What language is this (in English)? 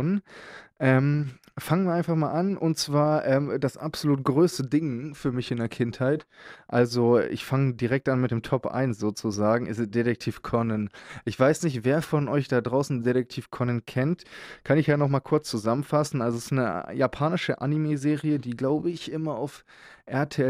German